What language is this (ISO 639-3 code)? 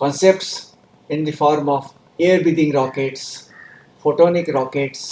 eng